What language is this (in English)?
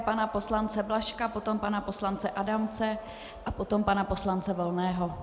Czech